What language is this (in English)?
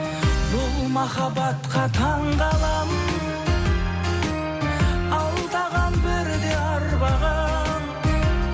Kazakh